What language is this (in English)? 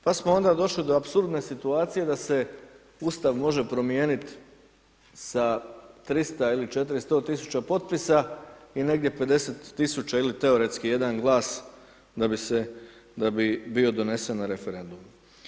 Croatian